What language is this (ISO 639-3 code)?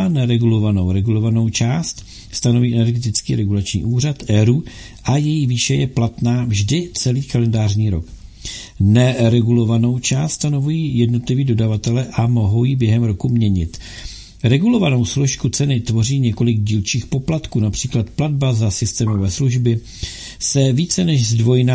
ces